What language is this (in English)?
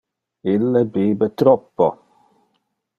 Interlingua